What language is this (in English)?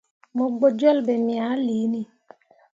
Mundang